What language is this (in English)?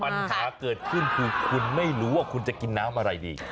Thai